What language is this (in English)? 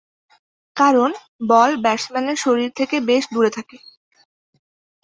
Bangla